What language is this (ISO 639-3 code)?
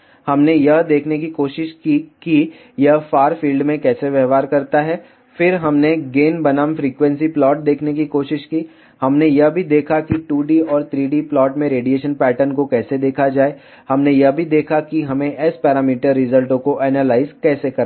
hin